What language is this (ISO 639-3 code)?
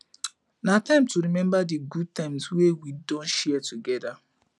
pcm